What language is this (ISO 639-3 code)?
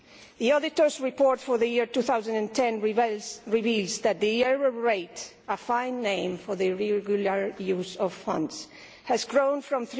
eng